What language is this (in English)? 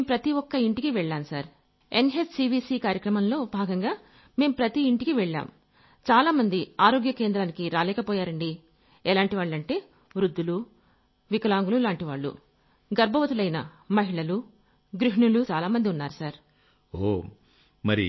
Telugu